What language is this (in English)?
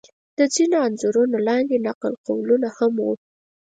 Pashto